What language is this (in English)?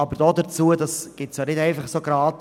Swiss German